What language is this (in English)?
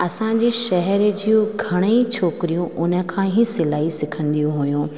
Sindhi